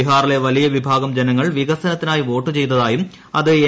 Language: Malayalam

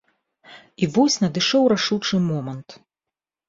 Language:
Belarusian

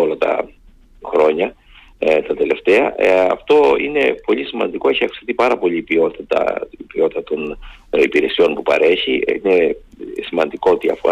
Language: Greek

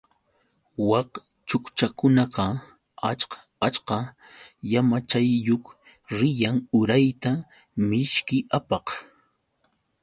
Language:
Yauyos Quechua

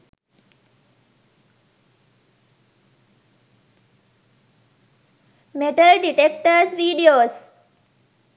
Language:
Sinhala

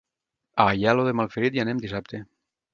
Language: Catalan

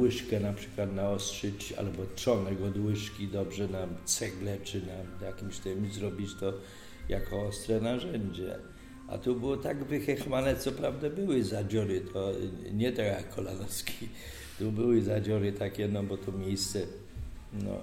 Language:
Polish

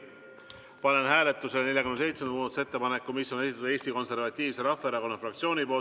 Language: Estonian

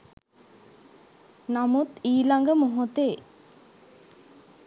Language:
Sinhala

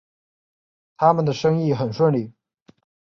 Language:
Chinese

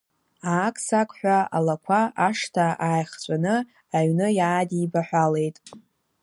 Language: Abkhazian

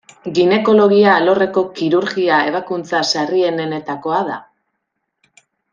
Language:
Basque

